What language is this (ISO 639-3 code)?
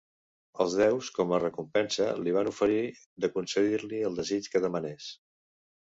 cat